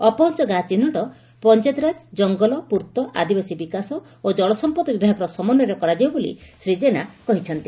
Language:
Odia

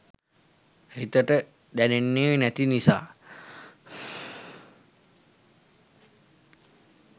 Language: Sinhala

